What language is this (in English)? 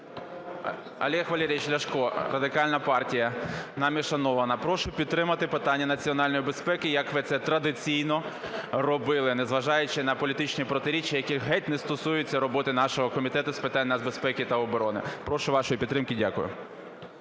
Ukrainian